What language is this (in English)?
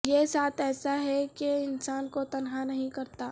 Urdu